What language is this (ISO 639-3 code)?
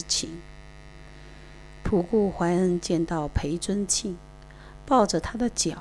zho